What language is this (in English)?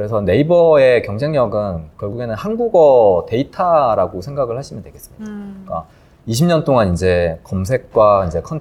Korean